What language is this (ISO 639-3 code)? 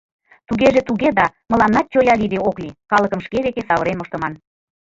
chm